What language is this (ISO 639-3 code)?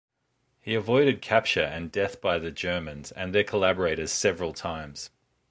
eng